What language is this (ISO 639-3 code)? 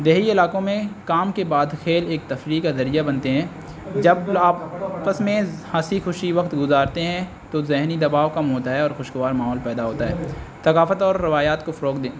urd